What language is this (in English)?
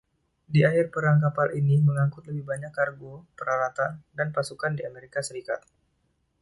Indonesian